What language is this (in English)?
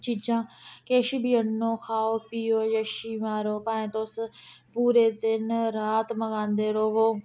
Dogri